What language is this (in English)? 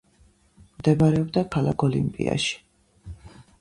Georgian